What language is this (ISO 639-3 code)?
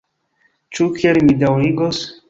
epo